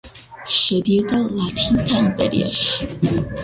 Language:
Georgian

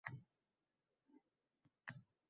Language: Uzbek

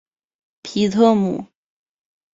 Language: Chinese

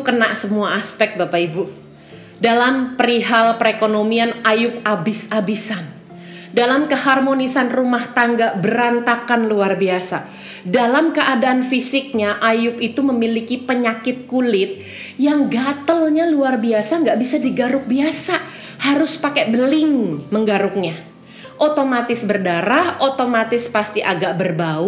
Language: Indonesian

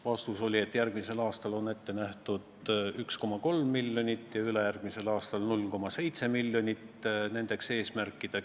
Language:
Estonian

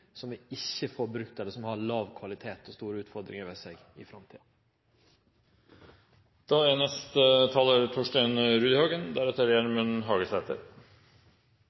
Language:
Norwegian Nynorsk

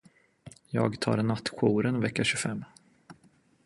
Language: Swedish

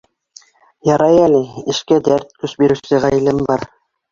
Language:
Bashkir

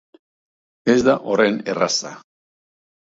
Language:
Basque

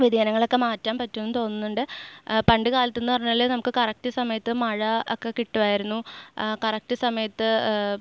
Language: Malayalam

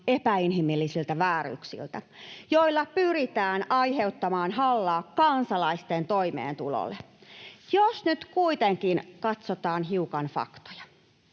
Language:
Finnish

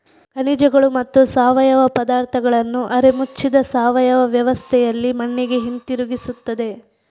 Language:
Kannada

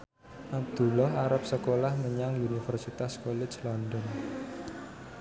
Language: Javanese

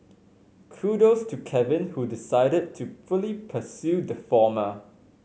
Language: English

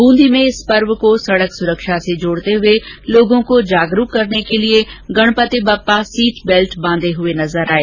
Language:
Hindi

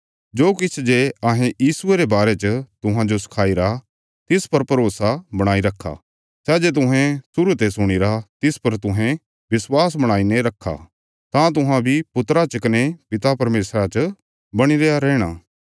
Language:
Bilaspuri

